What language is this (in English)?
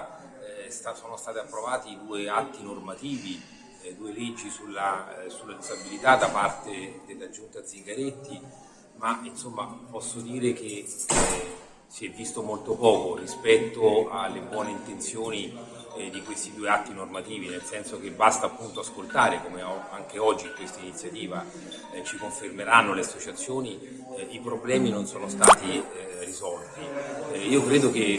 Italian